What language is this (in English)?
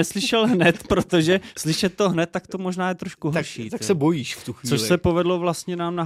Czech